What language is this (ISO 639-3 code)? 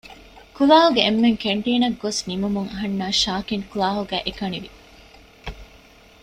div